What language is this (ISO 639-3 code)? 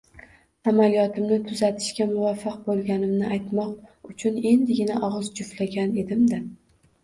uzb